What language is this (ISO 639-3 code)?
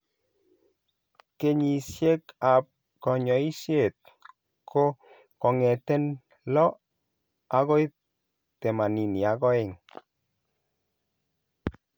kln